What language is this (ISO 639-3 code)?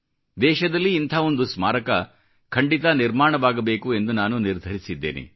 kan